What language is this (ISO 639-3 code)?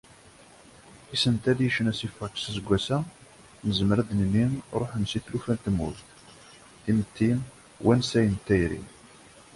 kab